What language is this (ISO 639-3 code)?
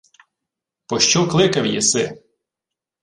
ukr